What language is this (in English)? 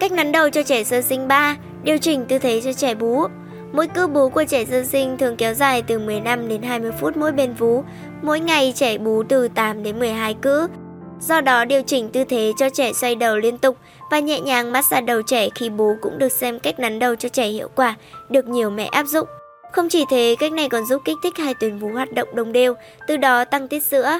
Vietnamese